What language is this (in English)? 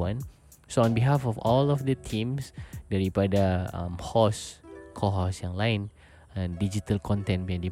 Malay